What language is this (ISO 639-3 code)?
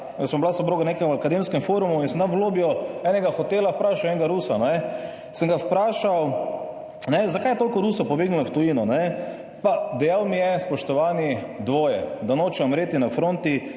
slv